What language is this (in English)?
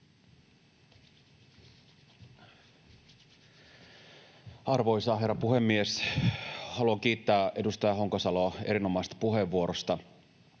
Finnish